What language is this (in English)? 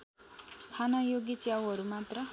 Nepali